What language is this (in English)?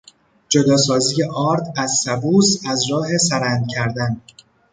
Persian